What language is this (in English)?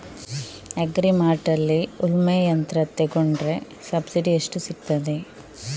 Kannada